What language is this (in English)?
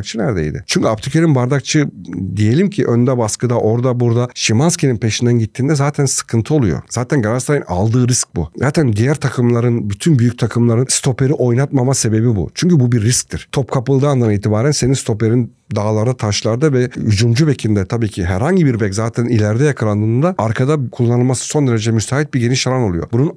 Turkish